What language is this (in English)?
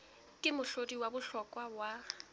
Southern Sotho